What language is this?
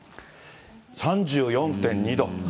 Japanese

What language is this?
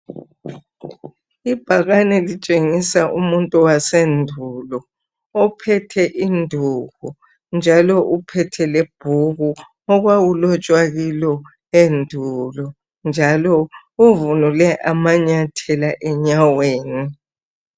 North Ndebele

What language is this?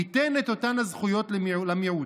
Hebrew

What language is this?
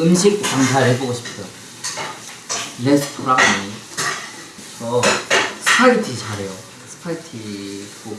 Korean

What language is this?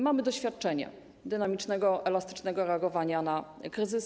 Polish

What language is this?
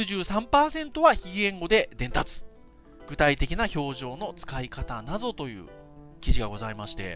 Japanese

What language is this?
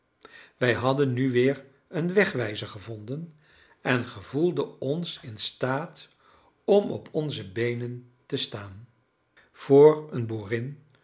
Dutch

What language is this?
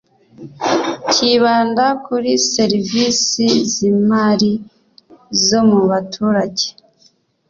Kinyarwanda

